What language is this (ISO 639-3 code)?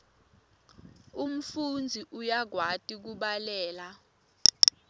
ssw